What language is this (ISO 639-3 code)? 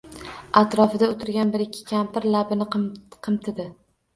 uzb